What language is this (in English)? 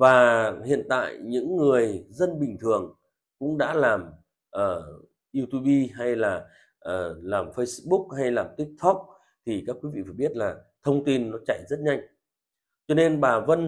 Vietnamese